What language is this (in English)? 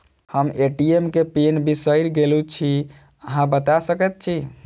Maithili